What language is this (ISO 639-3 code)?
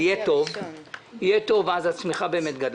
heb